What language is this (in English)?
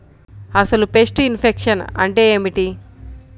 Telugu